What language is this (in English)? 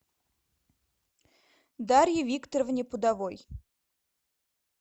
Russian